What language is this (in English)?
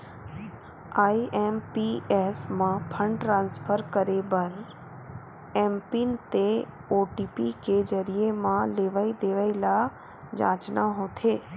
Chhattisgarhi